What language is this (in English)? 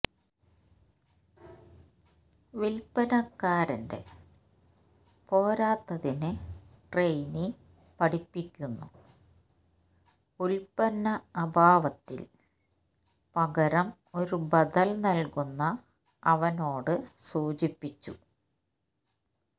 Malayalam